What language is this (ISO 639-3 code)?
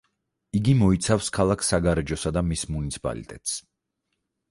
kat